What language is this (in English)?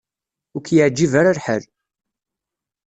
Kabyle